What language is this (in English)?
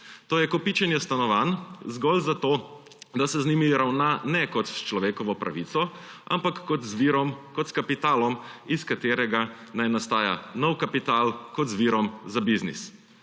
Slovenian